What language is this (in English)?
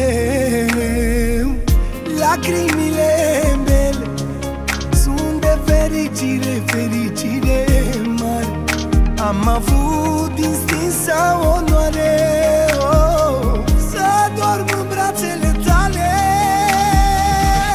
Romanian